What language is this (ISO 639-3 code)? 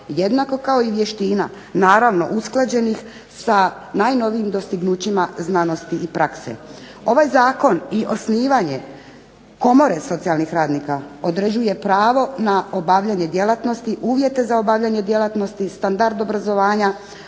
hrv